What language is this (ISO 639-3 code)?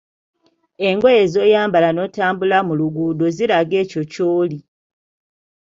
lug